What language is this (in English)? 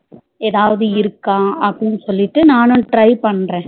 Tamil